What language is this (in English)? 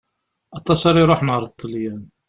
Kabyle